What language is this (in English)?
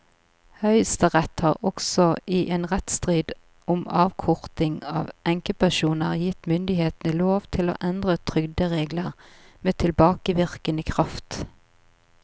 Norwegian